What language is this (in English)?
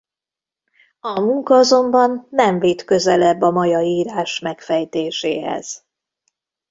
Hungarian